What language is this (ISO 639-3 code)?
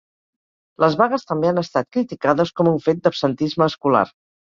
cat